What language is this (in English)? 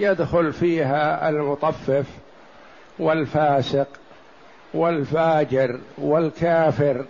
Arabic